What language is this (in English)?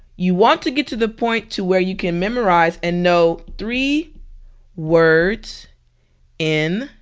English